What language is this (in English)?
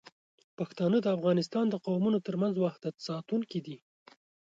Pashto